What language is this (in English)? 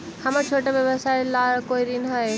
Magahi